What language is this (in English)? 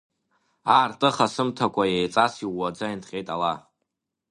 Abkhazian